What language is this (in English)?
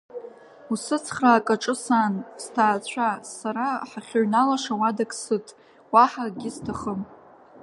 Abkhazian